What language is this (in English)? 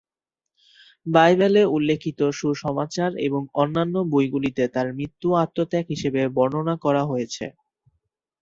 Bangla